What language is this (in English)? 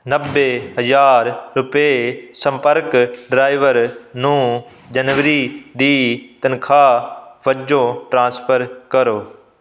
Punjabi